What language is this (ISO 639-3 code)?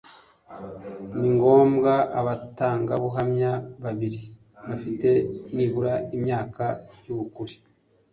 kin